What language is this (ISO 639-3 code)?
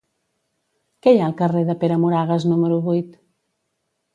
cat